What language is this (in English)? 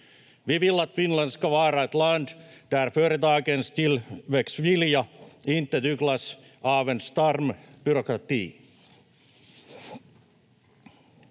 Finnish